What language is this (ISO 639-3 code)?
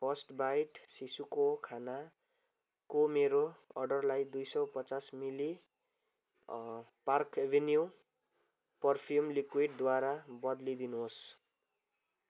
nep